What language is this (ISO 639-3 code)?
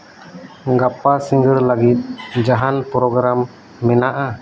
sat